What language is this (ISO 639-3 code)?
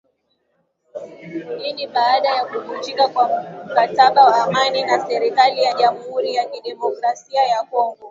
swa